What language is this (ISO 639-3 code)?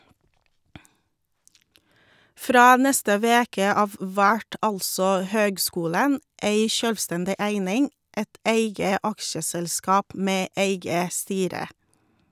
nor